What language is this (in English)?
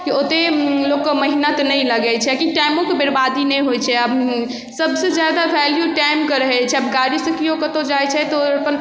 Maithili